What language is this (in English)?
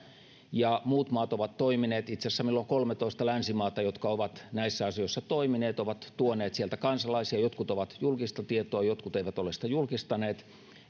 Finnish